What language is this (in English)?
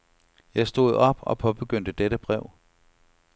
Danish